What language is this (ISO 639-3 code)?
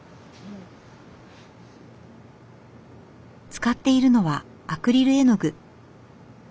jpn